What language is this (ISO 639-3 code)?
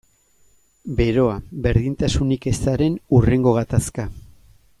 eus